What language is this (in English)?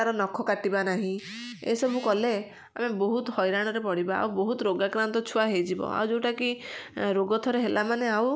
Odia